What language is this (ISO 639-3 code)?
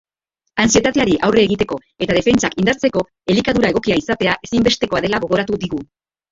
eus